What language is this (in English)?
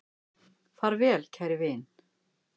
Icelandic